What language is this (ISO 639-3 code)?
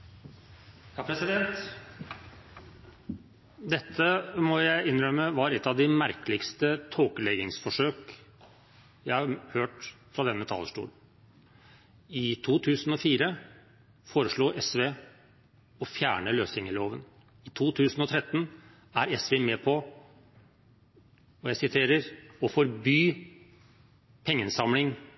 nob